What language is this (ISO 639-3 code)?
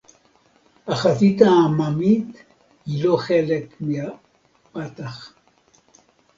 heb